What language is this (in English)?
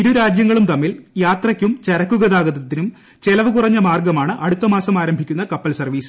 Malayalam